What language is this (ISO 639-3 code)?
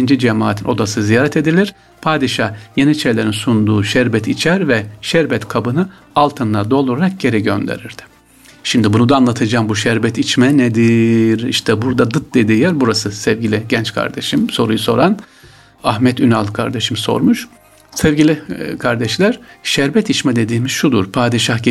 tur